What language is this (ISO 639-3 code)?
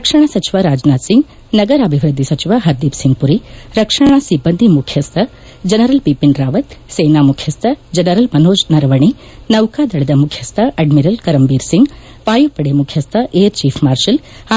kan